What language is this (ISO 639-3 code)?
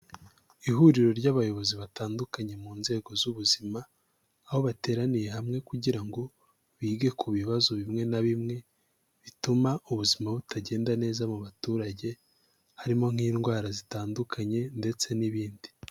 kin